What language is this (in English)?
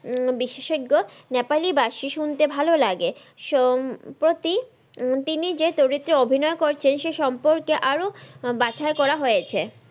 Bangla